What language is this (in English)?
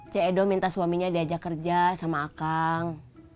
Indonesian